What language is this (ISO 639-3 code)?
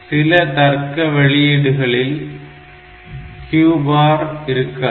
tam